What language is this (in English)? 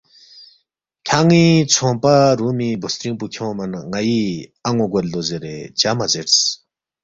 Balti